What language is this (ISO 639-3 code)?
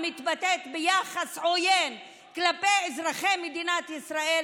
heb